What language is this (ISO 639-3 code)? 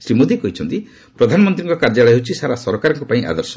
ori